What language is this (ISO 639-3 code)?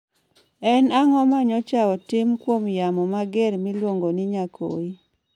luo